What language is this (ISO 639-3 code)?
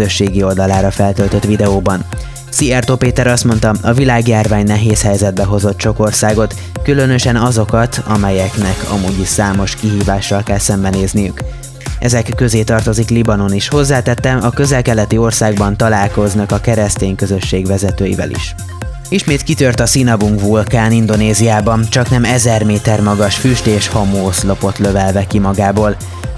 hun